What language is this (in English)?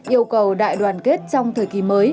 Vietnamese